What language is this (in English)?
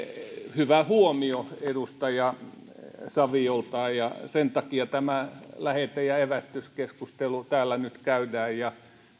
Finnish